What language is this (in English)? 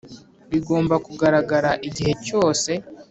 Kinyarwanda